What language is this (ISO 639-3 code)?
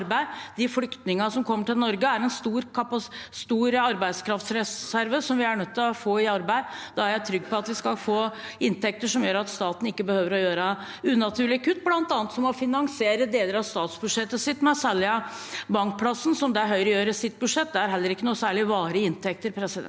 nor